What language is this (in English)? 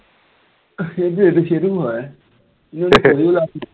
Assamese